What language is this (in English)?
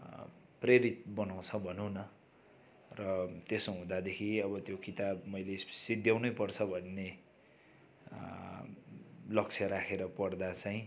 Nepali